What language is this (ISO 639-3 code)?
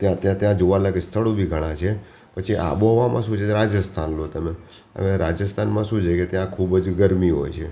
guj